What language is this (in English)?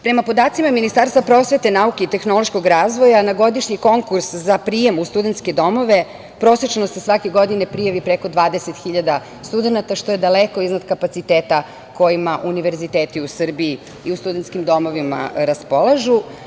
Serbian